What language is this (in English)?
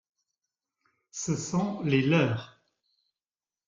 French